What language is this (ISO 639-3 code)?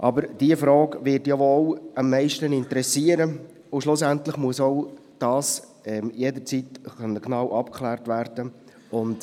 gsw